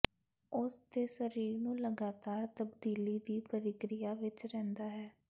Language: Punjabi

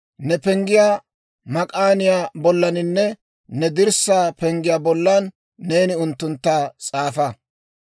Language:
Dawro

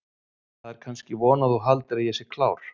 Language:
Icelandic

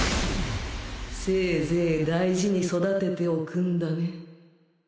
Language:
Japanese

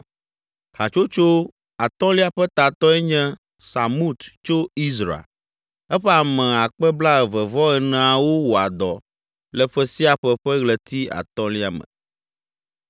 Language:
Ewe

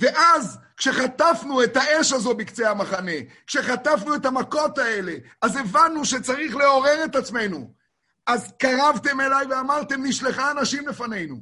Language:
Hebrew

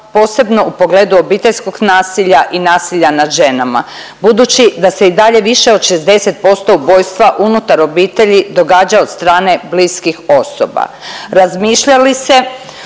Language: Croatian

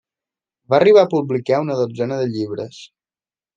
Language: Catalan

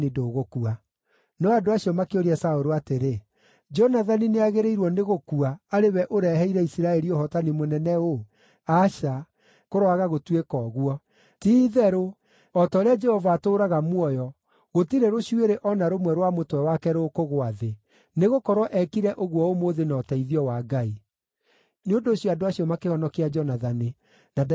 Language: Kikuyu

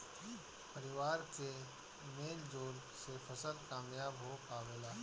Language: Bhojpuri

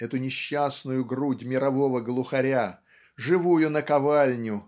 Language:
Russian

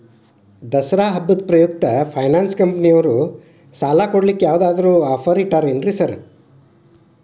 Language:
Kannada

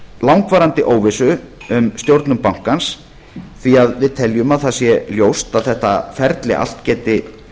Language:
Icelandic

